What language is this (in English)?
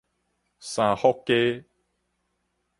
Min Nan Chinese